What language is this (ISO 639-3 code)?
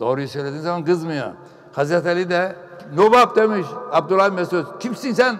tur